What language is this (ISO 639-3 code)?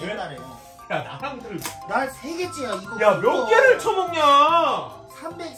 kor